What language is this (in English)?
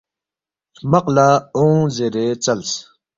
Balti